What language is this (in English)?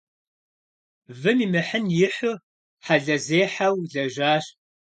Kabardian